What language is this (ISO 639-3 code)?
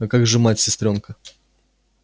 rus